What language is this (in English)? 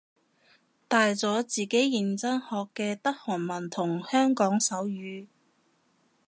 Cantonese